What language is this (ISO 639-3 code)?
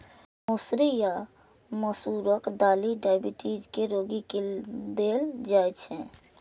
mai